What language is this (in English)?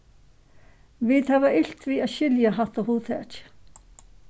Faroese